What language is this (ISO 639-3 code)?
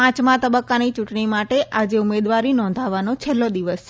guj